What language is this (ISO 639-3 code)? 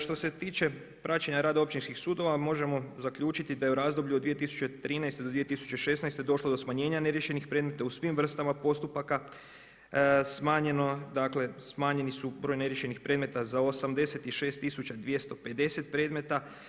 hrv